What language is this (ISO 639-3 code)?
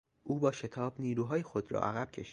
fas